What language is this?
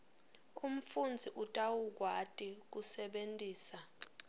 Swati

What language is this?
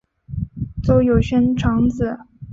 Chinese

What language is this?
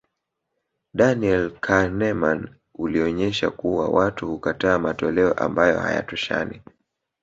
Swahili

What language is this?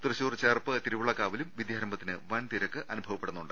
Malayalam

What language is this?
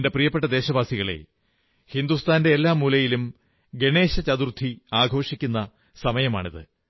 Malayalam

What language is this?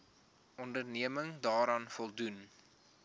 Afrikaans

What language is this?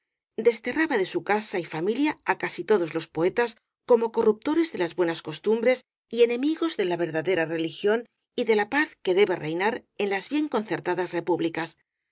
Spanish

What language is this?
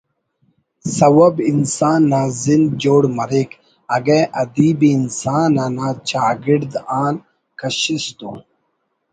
Brahui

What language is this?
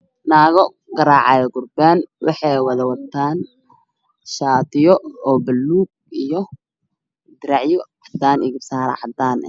Somali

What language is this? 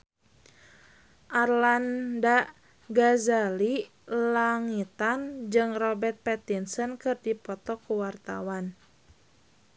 Sundanese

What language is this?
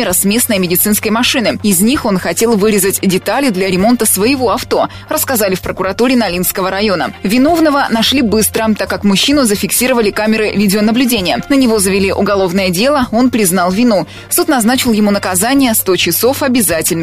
Russian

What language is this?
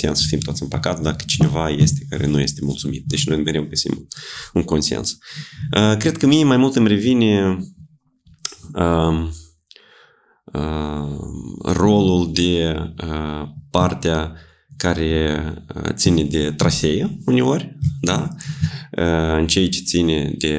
Romanian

